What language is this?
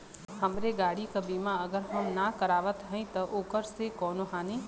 Bhojpuri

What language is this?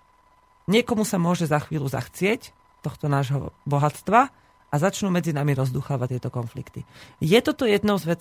Slovak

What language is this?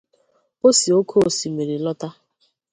Igbo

